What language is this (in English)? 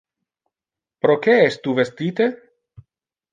Interlingua